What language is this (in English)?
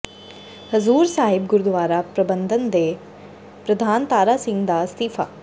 Punjabi